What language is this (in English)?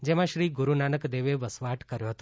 Gujarati